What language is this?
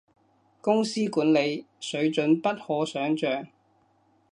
Cantonese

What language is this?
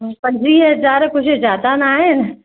Sindhi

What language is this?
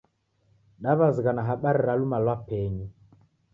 Taita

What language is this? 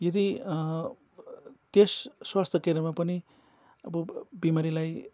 Nepali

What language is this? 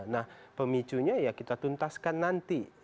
Indonesian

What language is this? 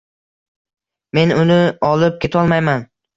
Uzbek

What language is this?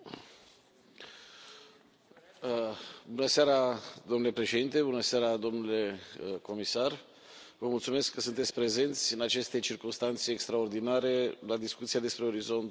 Romanian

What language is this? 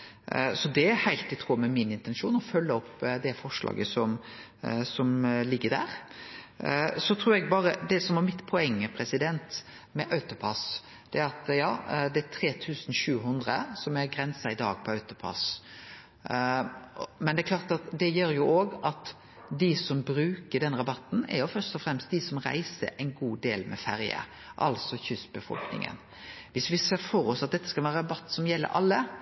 Norwegian Nynorsk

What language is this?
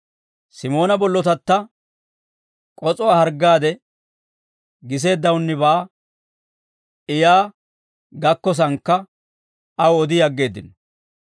Dawro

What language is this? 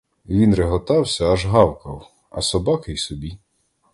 Ukrainian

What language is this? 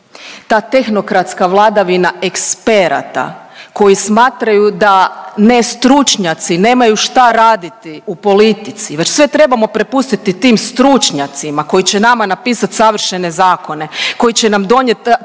Croatian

